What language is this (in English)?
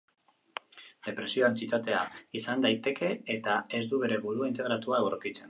Basque